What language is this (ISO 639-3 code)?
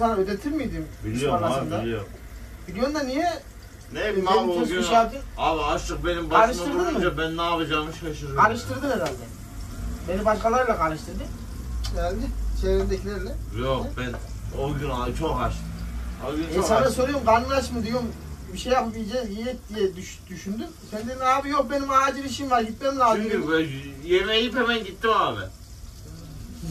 tur